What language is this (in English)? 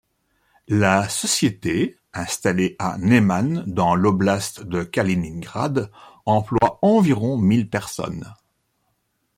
French